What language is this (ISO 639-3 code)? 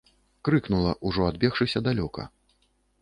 bel